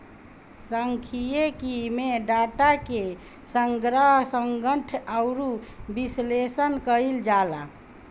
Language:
Bhojpuri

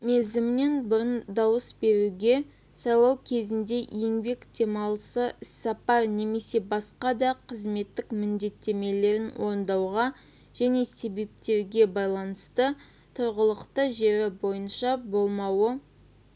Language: Kazakh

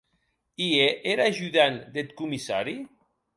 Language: Occitan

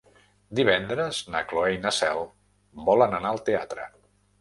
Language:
Catalan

